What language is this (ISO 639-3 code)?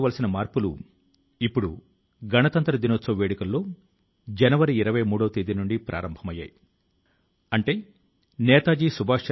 tel